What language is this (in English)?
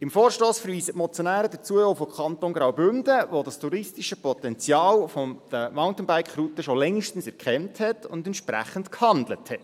Swiss German